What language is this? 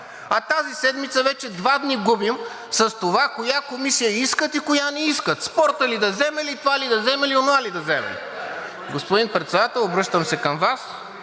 Bulgarian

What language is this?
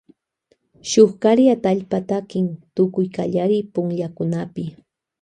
Loja Highland Quichua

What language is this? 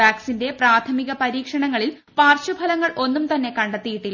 Malayalam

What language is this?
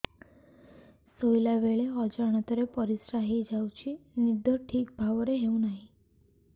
Odia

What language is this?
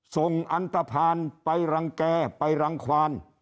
Thai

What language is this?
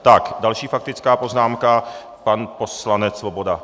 Czech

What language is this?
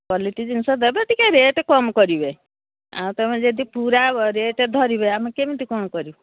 Odia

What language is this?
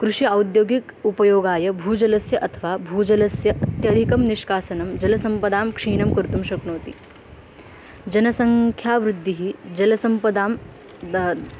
Sanskrit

